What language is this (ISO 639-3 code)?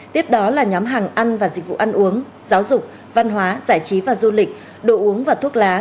vie